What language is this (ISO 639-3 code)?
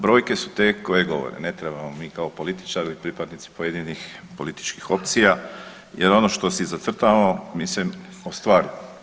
hrv